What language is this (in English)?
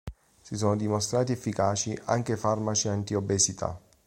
Italian